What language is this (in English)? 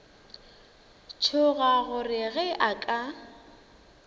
Northern Sotho